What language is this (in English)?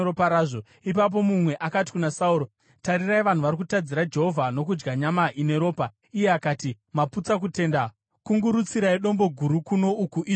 Shona